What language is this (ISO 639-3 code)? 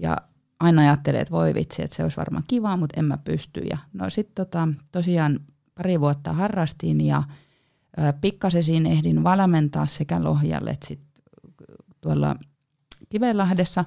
fin